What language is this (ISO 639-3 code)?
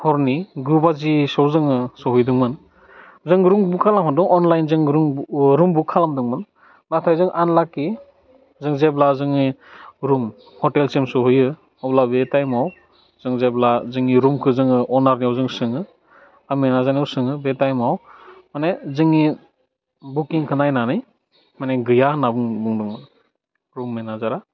brx